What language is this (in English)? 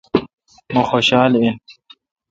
Kalkoti